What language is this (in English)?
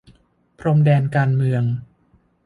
Thai